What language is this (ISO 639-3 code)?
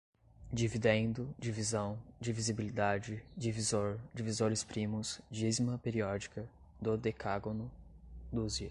por